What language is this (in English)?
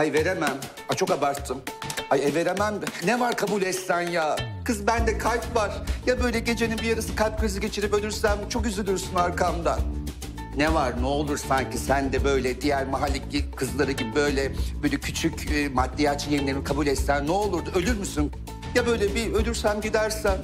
Turkish